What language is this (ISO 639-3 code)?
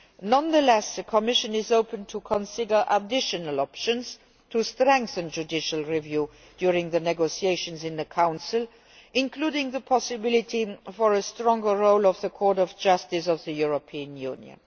eng